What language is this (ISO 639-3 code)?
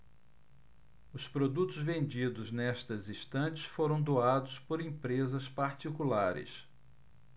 por